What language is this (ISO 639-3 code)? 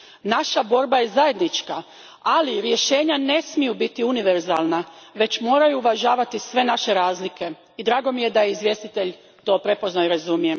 hrv